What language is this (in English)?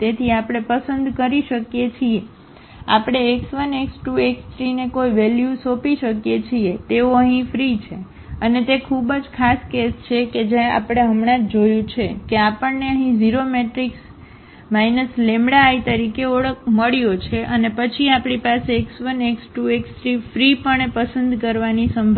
Gujarati